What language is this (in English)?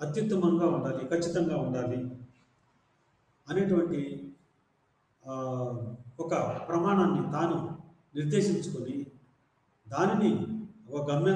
Indonesian